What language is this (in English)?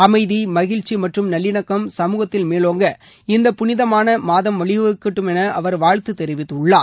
Tamil